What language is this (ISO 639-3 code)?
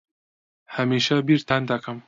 ckb